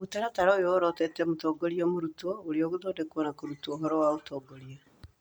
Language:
Kikuyu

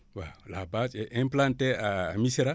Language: Wolof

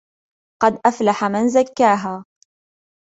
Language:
Arabic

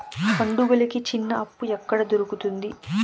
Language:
Telugu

